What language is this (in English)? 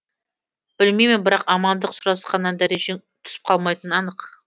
Kazakh